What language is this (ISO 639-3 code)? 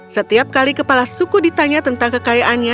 ind